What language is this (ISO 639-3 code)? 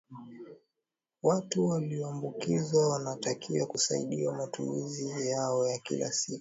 swa